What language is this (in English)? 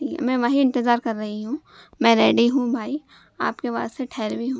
Urdu